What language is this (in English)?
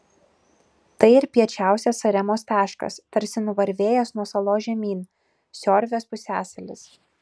Lithuanian